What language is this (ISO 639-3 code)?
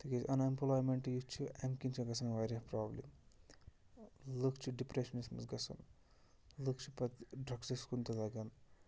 kas